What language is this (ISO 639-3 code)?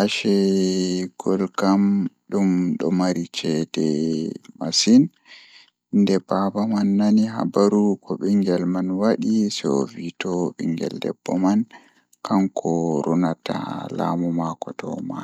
ful